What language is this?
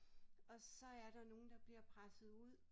Danish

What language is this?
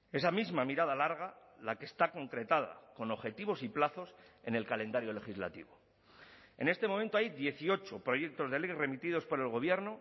Spanish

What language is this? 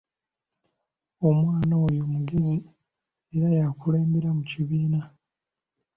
Ganda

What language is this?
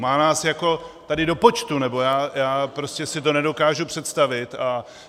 Czech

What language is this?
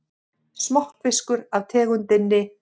Icelandic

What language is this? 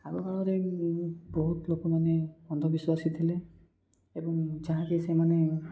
Odia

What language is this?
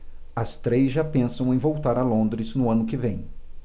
Portuguese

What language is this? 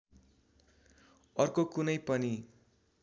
Nepali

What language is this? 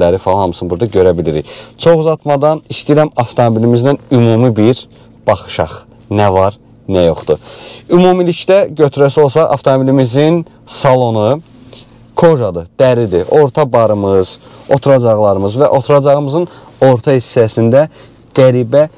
Turkish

